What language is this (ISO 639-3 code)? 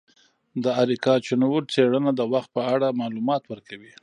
pus